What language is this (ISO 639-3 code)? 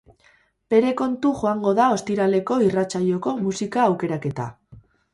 eus